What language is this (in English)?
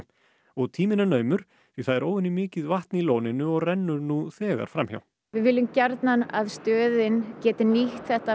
Icelandic